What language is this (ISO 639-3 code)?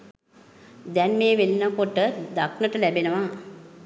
sin